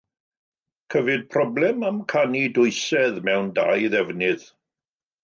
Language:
Welsh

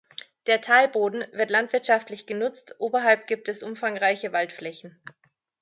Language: German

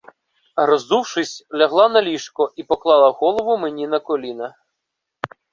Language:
Ukrainian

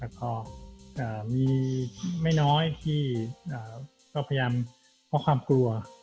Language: Thai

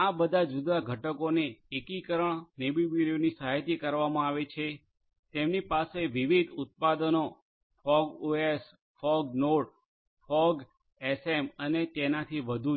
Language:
Gujarati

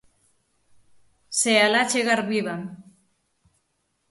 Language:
Galician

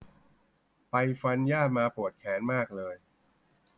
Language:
Thai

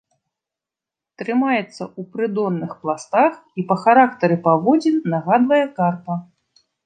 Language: Belarusian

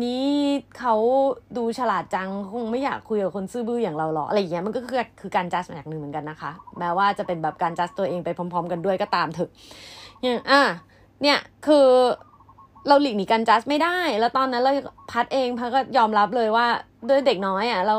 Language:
Thai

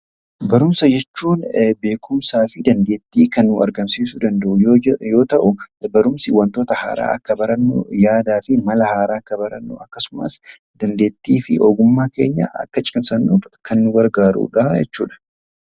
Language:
Oromo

